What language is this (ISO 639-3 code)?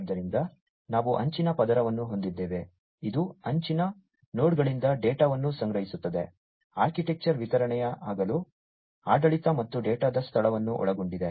kan